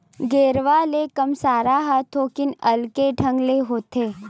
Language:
Chhattisgarhi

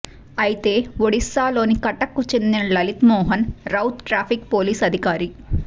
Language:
Telugu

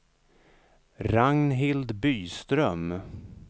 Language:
Swedish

